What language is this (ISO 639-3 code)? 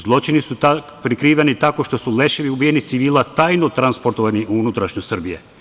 srp